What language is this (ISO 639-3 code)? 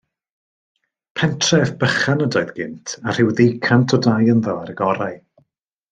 cym